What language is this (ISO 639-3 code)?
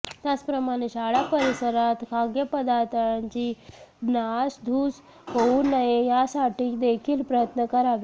mar